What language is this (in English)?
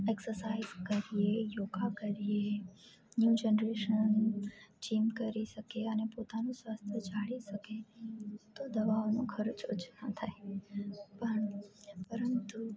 Gujarati